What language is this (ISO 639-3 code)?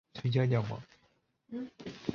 zho